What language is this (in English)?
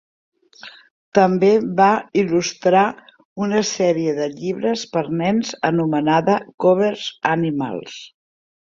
Catalan